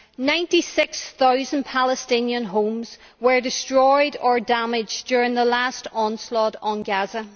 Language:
English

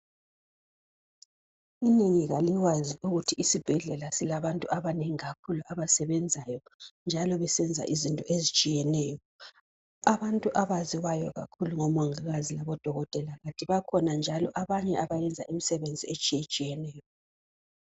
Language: North Ndebele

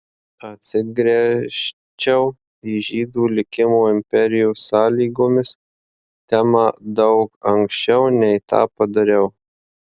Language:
Lithuanian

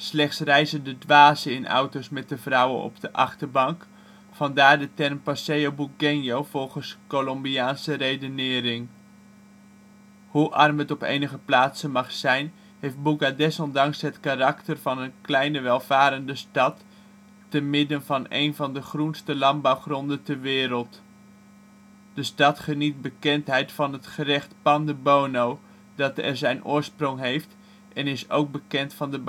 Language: Dutch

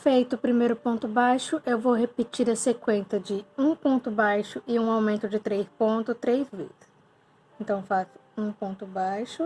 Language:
Portuguese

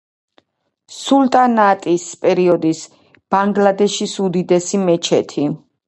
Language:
Georgian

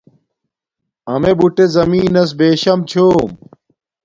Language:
Domaaki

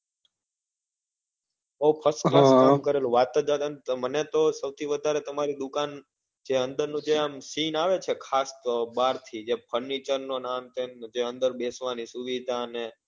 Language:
Gujarati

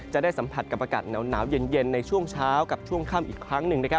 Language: Thai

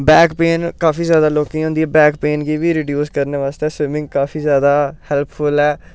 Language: Dogri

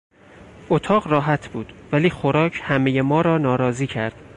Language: Persian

